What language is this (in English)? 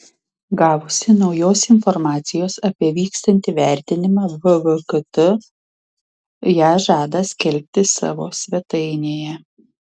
Lithuanian